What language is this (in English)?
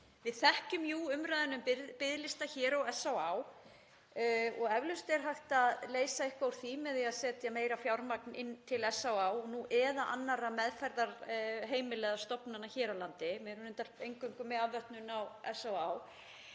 Icelandic